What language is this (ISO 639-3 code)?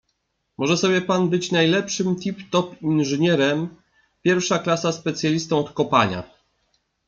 pol